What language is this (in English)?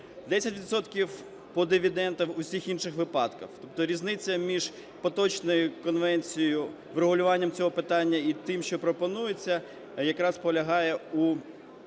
Ukrainian